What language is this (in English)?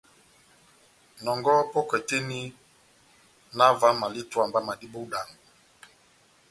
Batanga